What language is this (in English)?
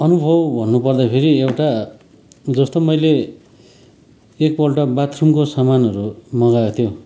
Nepali